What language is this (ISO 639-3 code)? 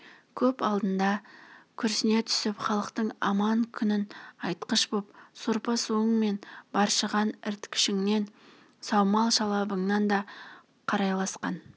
kaz